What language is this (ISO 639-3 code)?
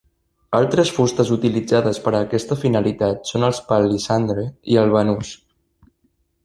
cat